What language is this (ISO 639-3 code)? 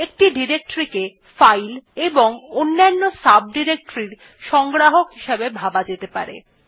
ben